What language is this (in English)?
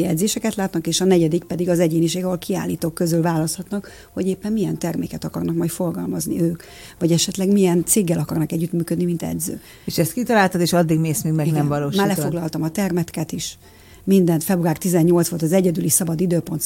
Hungarian